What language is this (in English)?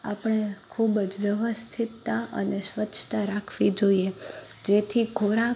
Gujarati